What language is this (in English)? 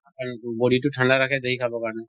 Assamese